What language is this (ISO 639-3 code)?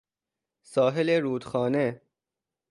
fas